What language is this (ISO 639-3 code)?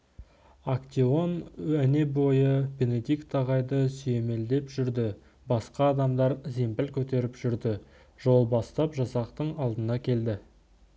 kaz